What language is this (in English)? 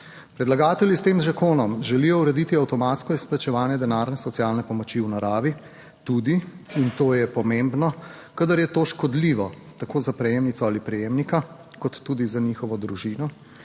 Slovenian